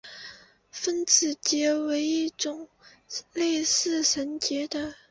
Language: Chinese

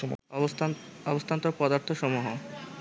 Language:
Bangla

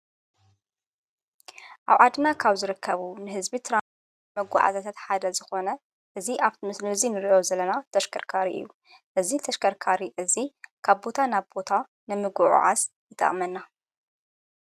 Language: Tigrinya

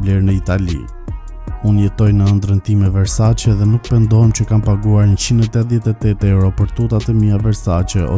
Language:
Romanian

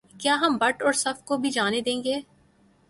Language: Urdu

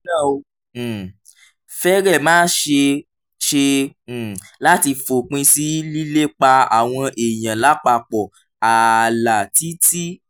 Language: Yoruba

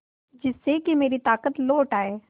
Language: Hindi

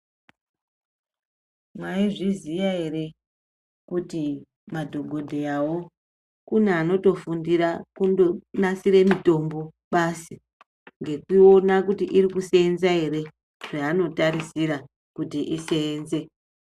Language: Ndau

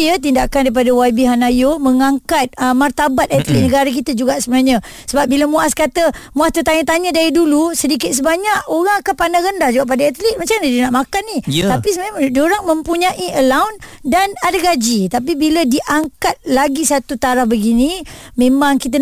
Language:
Malay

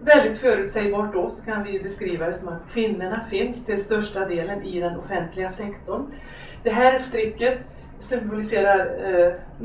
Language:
Swedish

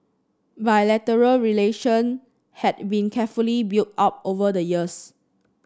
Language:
English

